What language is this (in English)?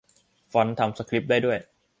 Thai